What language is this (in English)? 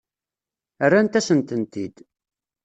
Kabyle